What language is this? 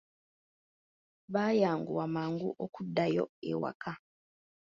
Ganda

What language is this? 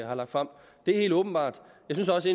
Danish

